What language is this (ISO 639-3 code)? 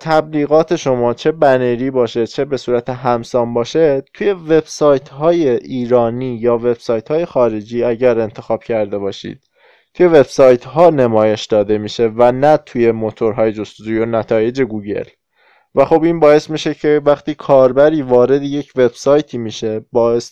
fas